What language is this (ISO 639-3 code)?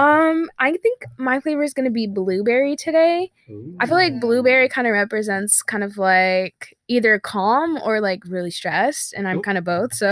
eng